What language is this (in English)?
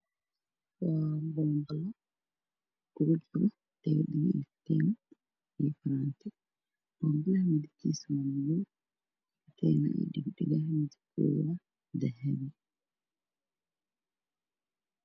Somali